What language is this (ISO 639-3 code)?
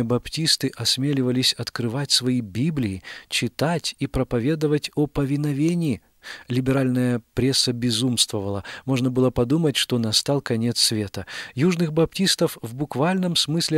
rus